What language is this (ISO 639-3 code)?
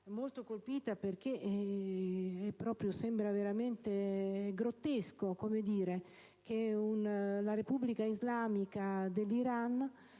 ita